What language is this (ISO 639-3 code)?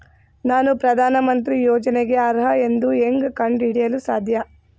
kan